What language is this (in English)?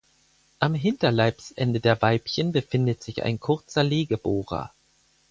German